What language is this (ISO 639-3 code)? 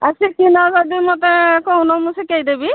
ori